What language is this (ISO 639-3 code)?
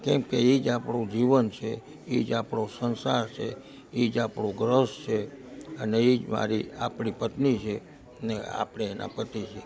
guj